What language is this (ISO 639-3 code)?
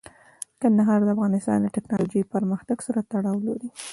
pus